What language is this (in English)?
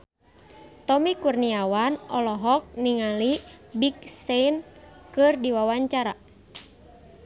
Sundanese